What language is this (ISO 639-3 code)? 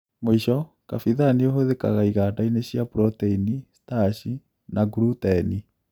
kik